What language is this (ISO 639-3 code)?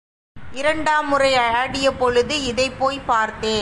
tam